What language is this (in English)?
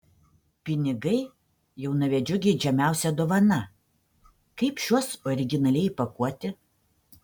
Lithuanian